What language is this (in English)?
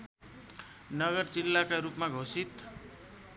Nepali